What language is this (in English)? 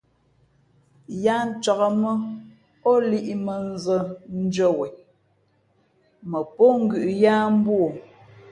Fe'fe'